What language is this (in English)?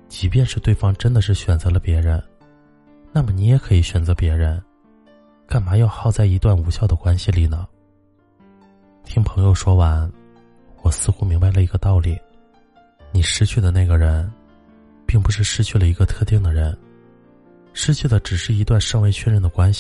Chinese